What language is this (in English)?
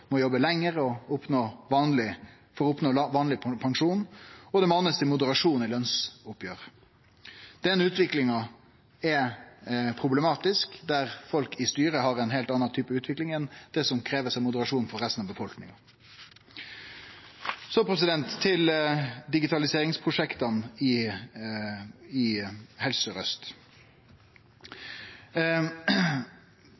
Norwegian Nynorsk